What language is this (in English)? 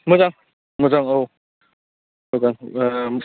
Bodo